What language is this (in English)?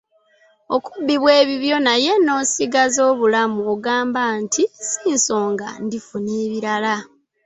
Ganda